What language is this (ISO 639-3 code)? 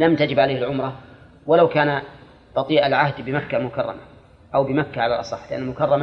ara